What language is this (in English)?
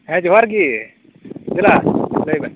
Santali